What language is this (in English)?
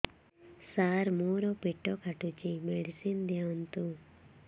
Odia